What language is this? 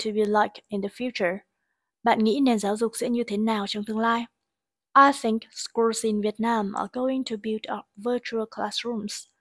Vietnamese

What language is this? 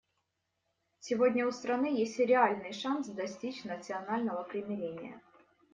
Russian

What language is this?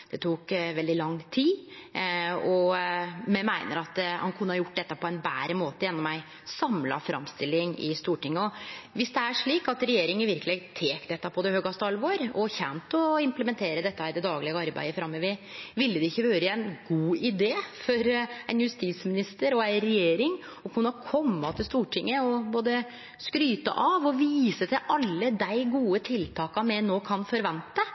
Norwegian Nynorsk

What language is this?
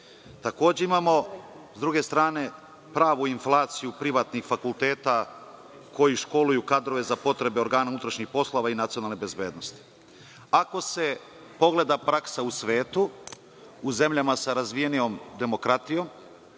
Serbian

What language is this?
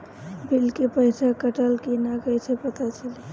Bhojpuri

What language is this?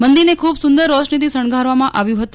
Gujarati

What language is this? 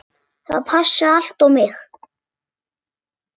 Icelandic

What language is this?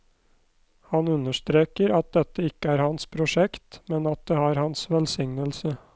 Norwegian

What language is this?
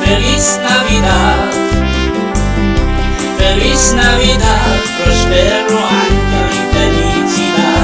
Vietnamese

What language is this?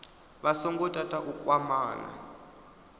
Venda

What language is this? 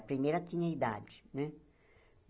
Portuguese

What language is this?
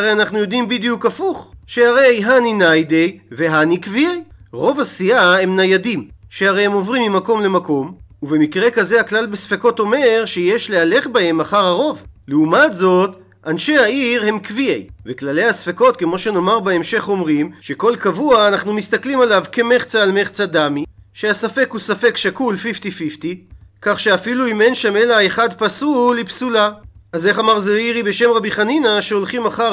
Hebrew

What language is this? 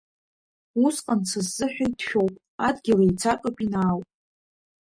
Abkhazian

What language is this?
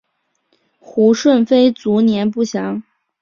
Chinese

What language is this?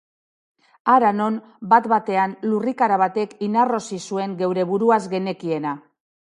Basque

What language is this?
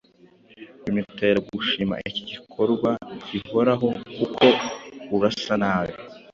Kinyarwanda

